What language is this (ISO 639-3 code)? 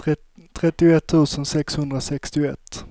swe